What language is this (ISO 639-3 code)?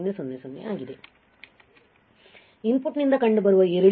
kan